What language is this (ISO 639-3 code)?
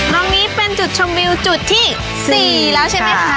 tha